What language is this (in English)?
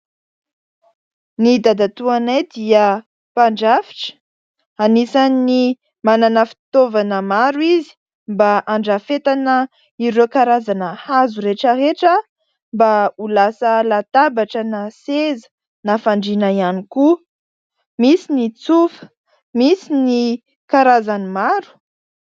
Malagasy